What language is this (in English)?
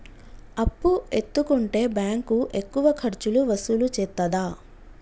Telugu